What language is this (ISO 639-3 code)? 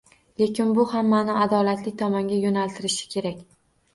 uzb